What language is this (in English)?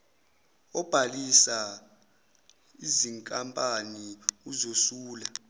Zulu